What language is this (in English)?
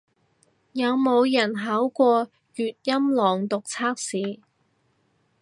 Cantonese